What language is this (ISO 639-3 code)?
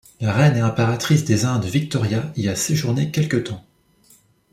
fra